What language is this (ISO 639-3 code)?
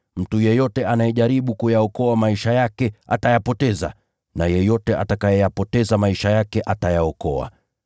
swa